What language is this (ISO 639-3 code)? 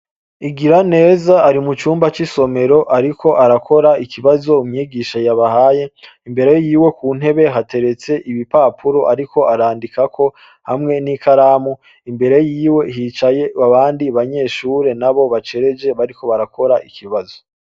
run